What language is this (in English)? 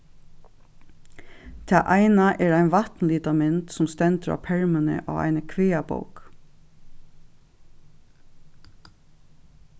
Faroese